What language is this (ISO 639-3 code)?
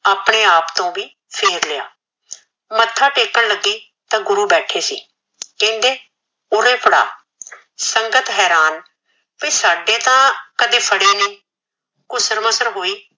pan